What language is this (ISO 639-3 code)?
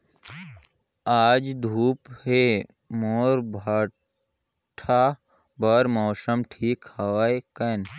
hne